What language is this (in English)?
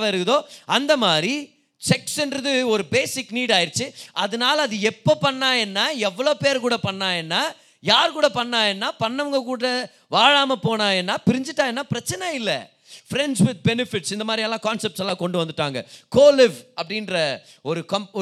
Tamil